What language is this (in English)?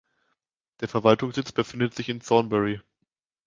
German